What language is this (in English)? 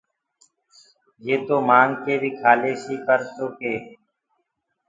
Gurgula